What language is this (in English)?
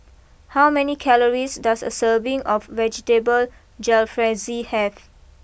English